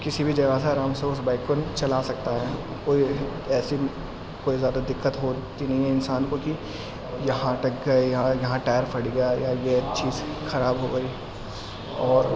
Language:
Urdu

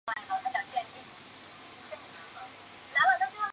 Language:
Chinese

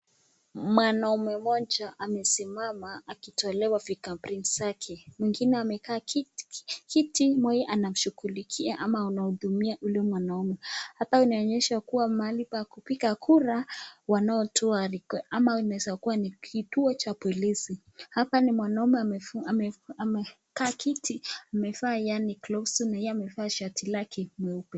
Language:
Swahili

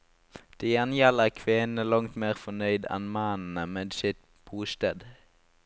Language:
Norwegian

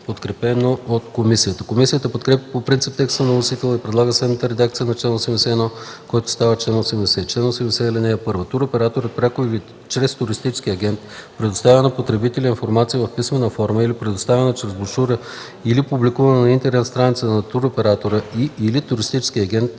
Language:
Bulgarian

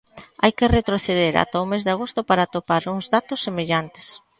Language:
Galician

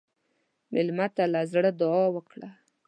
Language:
Pashto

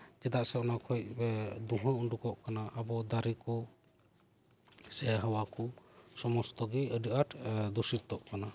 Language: Santali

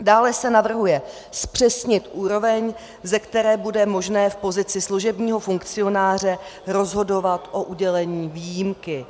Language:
Czech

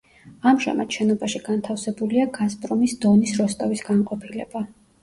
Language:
Georgian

